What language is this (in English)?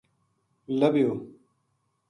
Gujari